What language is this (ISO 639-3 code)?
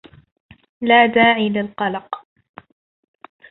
ara